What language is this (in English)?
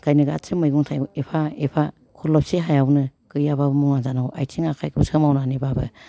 Bodo